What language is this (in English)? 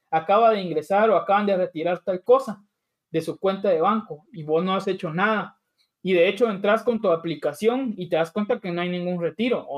Spanish